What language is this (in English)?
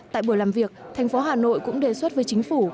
Vietnamese